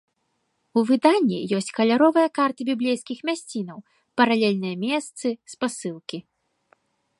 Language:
Belarusian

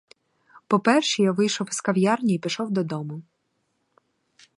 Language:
Ukrainian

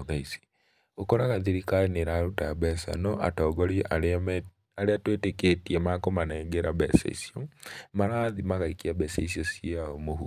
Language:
Kikuyu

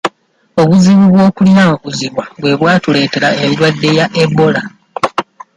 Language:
Ganda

